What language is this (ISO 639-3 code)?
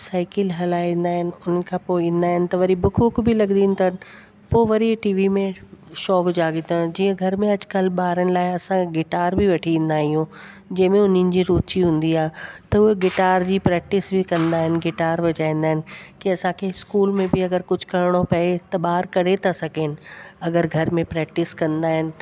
snd